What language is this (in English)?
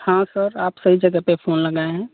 Hindi